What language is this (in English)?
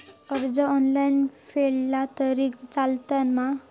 Marathi